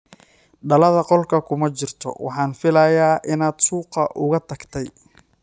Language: Somali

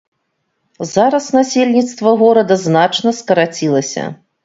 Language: Belarusian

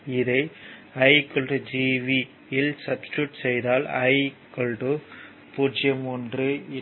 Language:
Tamil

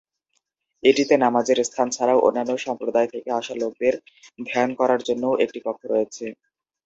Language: Bangla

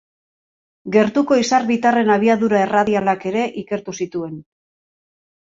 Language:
Basque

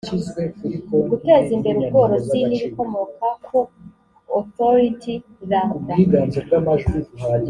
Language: Kinyarwanda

